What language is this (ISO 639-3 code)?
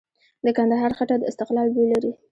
pus